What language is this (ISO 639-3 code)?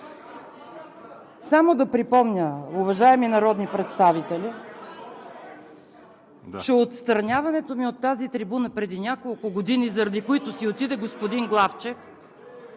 bul